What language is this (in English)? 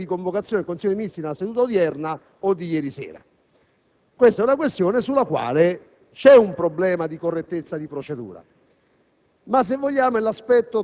Italian